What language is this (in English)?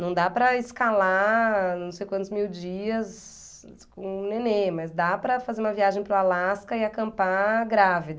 Portuguese